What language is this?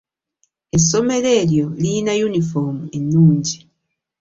Ganda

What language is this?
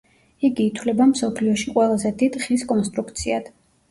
Georgian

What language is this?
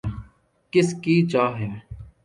Urdu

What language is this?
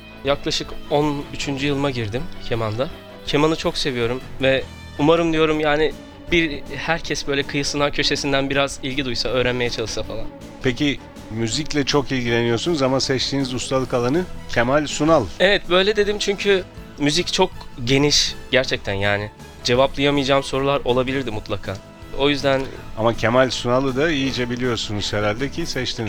Turkish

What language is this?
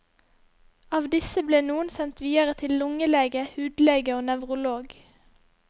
Norwegian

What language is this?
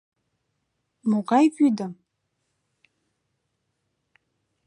Mari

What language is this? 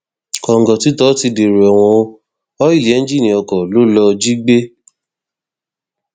Yoruba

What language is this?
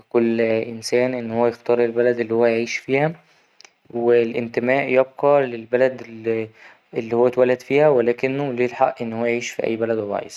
Egyptian Arabic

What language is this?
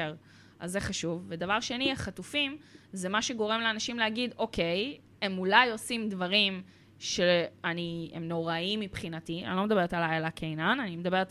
Hebrew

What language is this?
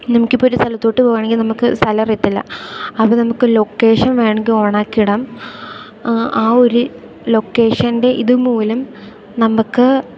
Malayalam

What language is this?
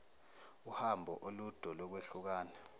Zulu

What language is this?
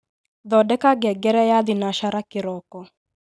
Kikuyu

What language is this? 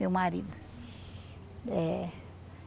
Portuguese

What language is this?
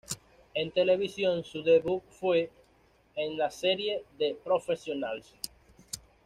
Spanish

